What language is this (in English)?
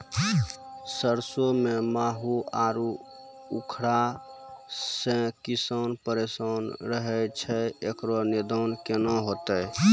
Maithili